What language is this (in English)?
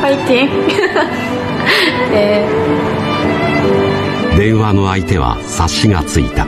Japanese